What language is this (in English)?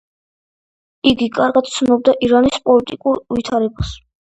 Georgian